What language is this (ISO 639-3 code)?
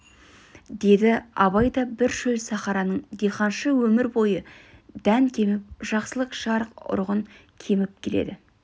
kaz